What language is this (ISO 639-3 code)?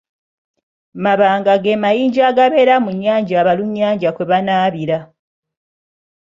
lug